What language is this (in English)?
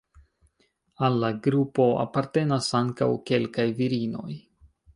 Esperanto